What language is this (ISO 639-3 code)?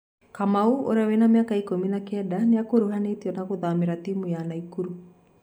kik